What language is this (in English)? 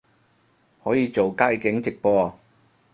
Cantonese